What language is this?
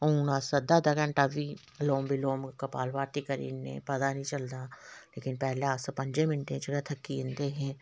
Dogri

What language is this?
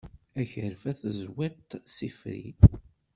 Kabyle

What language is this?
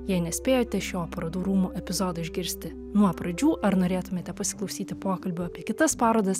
Lithuanian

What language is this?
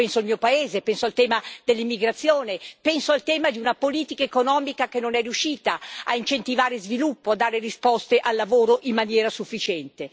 Italian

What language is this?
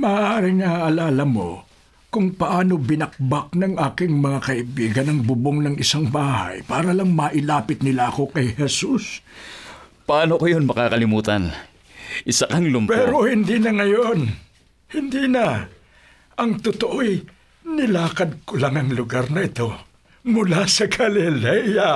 Filipino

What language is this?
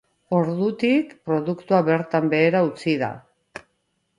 Basque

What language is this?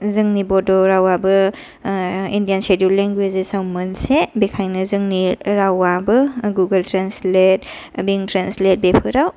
Bodo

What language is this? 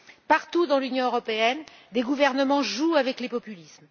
French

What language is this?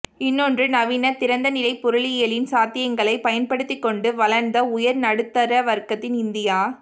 Tamil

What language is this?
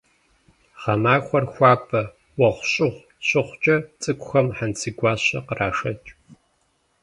Kabardian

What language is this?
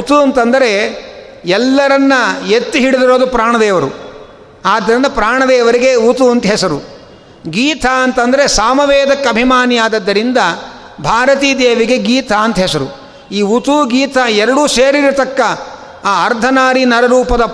Kannada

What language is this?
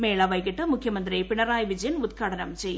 Malayalam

